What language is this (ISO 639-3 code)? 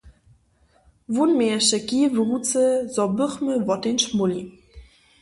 hsb